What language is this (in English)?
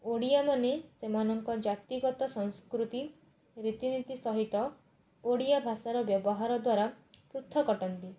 Odia